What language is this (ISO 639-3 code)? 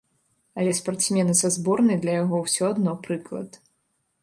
bel